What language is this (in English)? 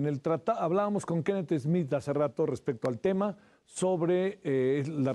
Spanish